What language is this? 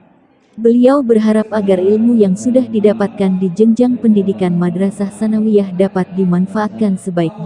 Indonesian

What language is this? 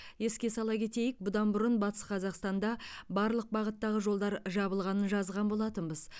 Kazakh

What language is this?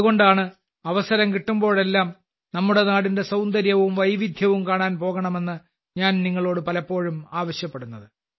Malayalam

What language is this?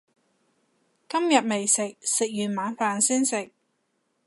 Cantonese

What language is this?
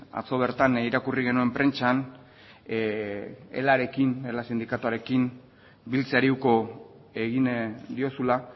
Basque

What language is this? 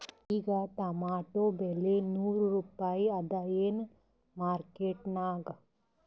Kannada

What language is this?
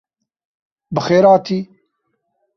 Kurdish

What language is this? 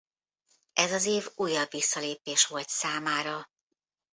Hungarian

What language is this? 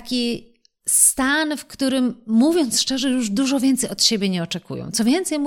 Polish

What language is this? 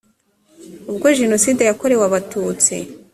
Kinyarwanda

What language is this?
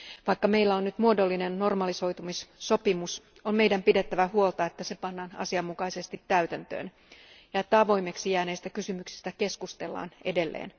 Finnish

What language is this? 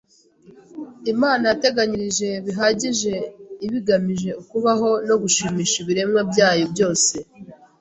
Kinyarwanda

